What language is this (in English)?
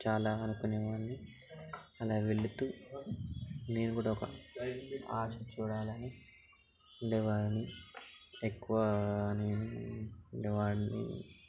Telugu